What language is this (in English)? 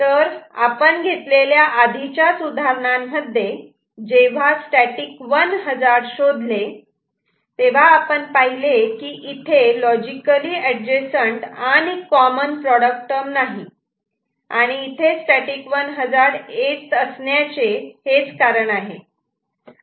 Marathi